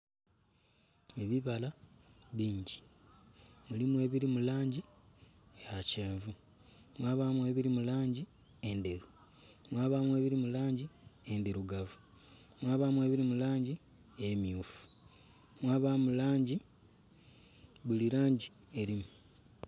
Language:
Soga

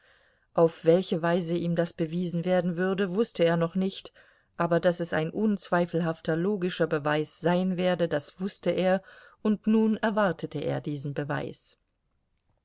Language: German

